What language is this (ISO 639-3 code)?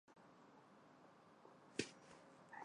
zho